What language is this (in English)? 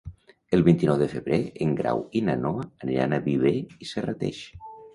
Catalan